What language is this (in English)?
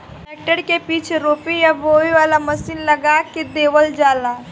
Bhojpuri